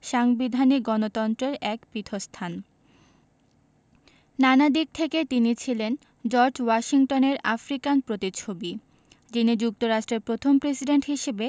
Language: Bangla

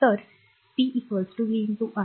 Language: Marathi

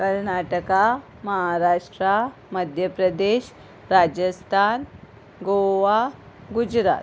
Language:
Konkani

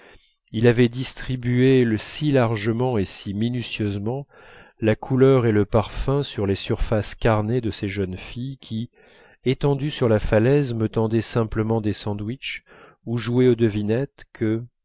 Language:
French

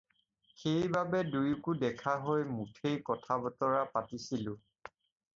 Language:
Assamese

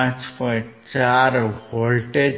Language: Gujarati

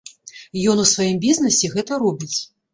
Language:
Belarusian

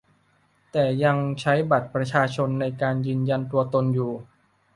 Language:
Thai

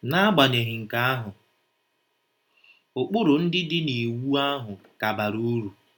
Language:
Igbo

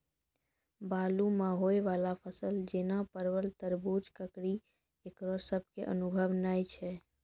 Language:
Maithili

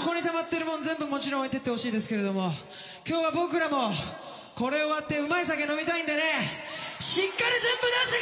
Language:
Japanese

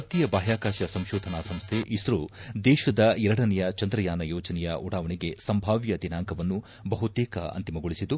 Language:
Kannada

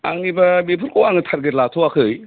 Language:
Bodo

